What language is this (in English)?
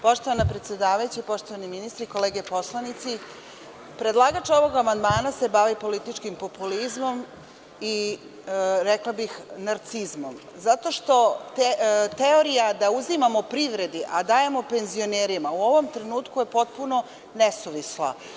Serbian